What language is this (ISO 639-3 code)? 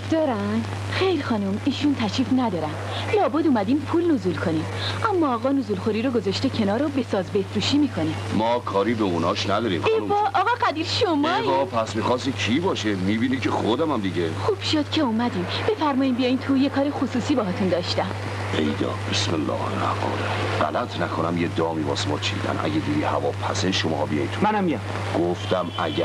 fas